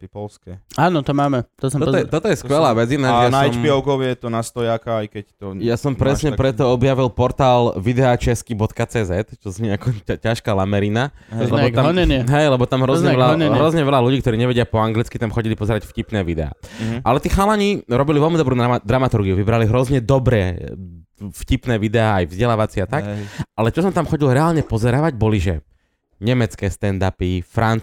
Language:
Slovak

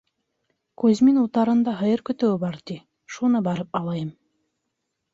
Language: Bashkir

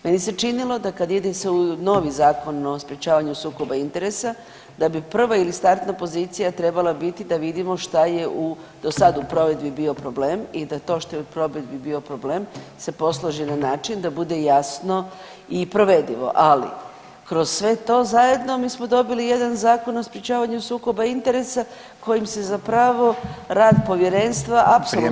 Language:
Croatian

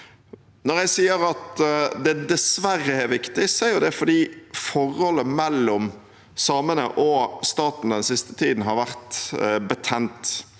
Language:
Norwegian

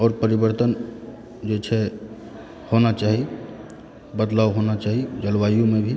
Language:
Maithili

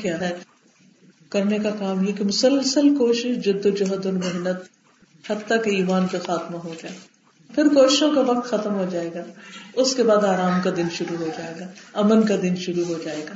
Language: Urdu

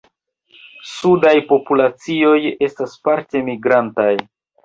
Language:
Esperanto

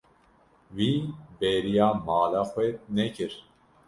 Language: Kurdish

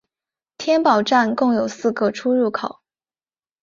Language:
Chinese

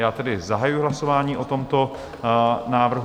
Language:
Czech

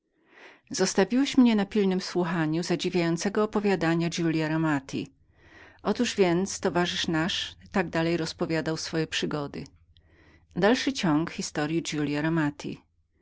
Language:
Polish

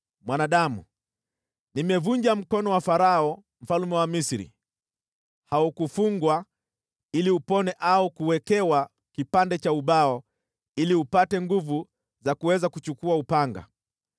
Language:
Swahili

